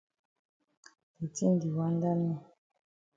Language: Cameroon Pidgin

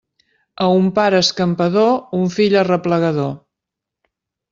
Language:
Catalan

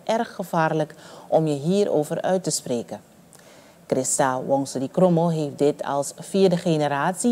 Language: Dutch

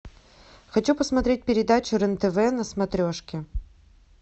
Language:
Russian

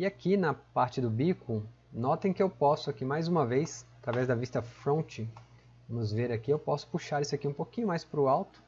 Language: Portuguese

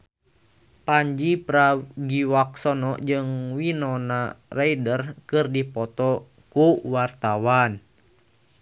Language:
Sundanese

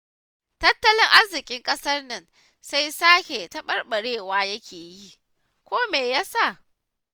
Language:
Hausa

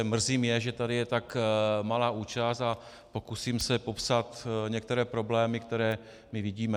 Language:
Czech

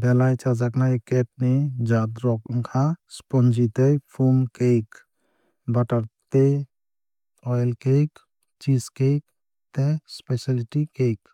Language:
Kok Borok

